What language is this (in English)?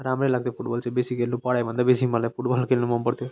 Nepali